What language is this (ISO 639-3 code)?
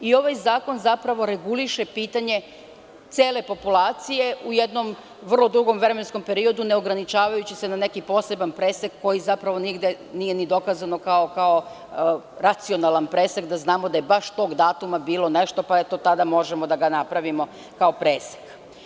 srp